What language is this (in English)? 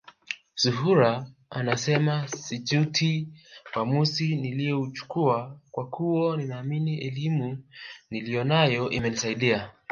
Swahili